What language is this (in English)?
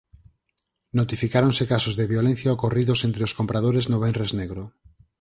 Galician